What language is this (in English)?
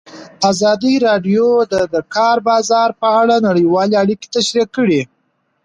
Pashto